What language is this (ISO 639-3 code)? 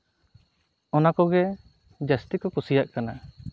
sat